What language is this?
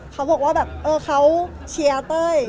Thai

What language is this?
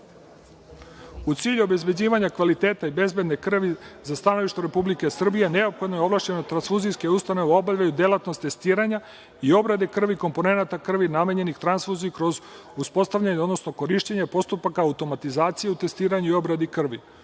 Serbian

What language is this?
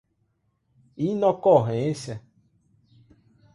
Portuguese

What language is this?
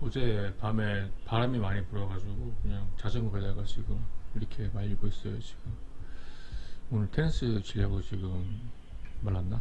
Korean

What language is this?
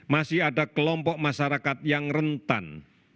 Indonesian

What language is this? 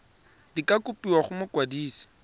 Tswana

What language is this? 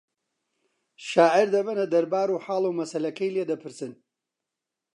Central Kurdish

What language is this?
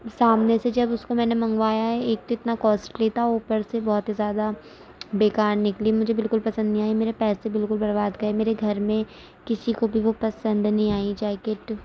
Urdu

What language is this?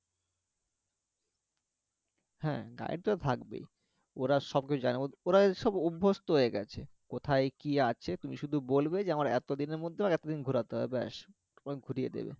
Bangla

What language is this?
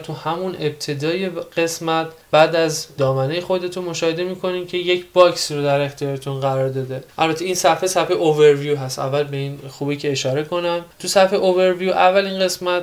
Persian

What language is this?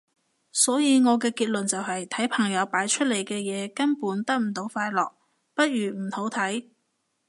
Cantonese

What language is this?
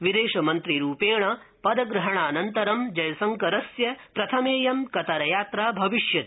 Sanskrit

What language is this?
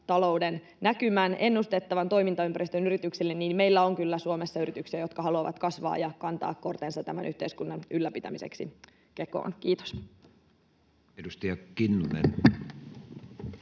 Finnish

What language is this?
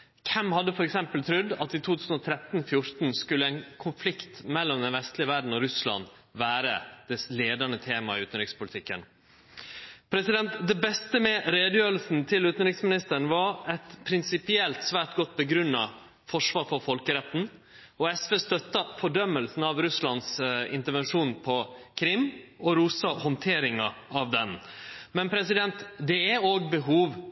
Norwegian Nynorsk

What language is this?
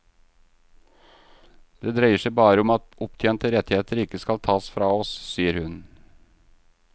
Norwegian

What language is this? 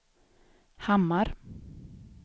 Swedish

